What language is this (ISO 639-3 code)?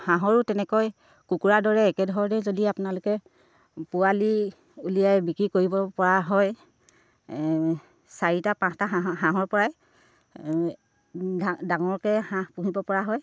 asm